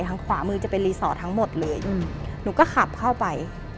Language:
Thai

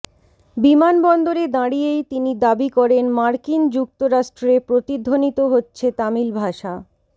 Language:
Bangla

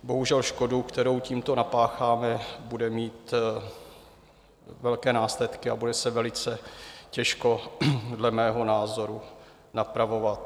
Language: Czech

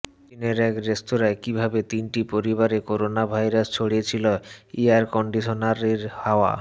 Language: Bangla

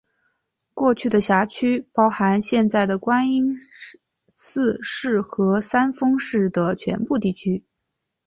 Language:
Chinese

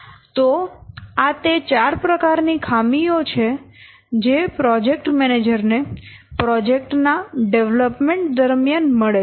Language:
Gujarati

